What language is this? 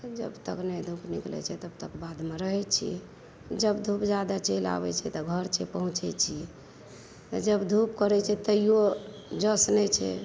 Maithili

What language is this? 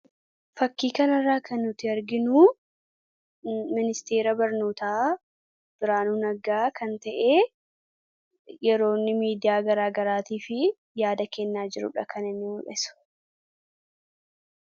Oromo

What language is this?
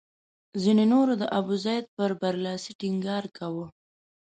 Pashto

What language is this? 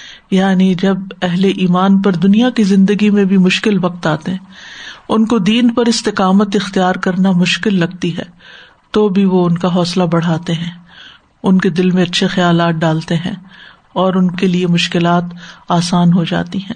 Urdu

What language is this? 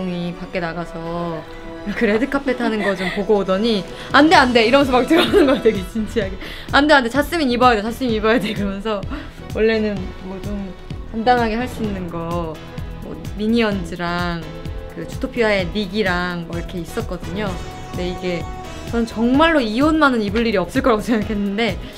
Korean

